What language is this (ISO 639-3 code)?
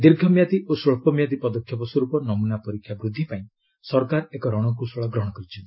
ori